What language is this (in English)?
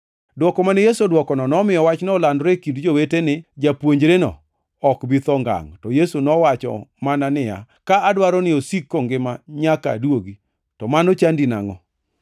Luo (Kenya and Tanzania)